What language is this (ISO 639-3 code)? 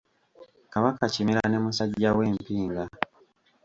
lug